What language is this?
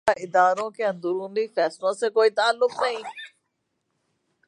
Urdu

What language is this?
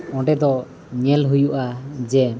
Santali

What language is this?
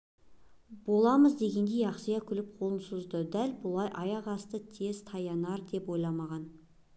Kazakh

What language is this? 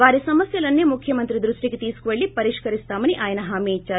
Telugu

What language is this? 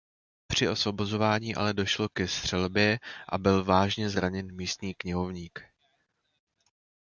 Czech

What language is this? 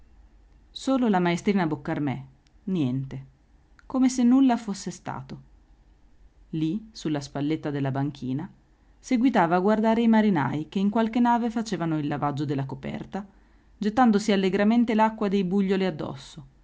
Italian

